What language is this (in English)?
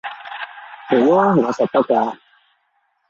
Cantonese